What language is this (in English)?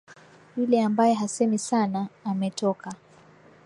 Swahili